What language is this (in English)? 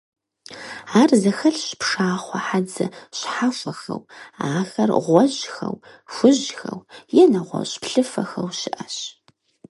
Kabardian